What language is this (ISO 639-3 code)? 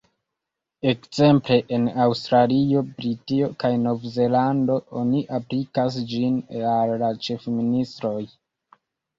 epo